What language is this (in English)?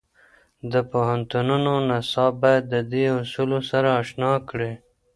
Pashto